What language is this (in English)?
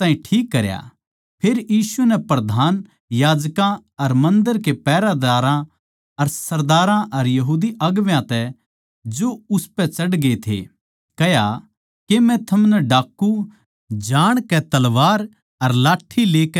Haryanvi